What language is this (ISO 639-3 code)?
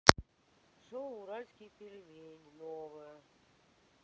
rus